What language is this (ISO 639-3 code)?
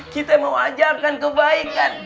ind